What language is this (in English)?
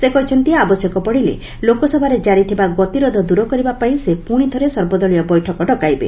Odia